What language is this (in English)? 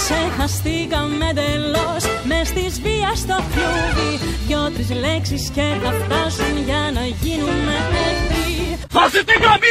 Greek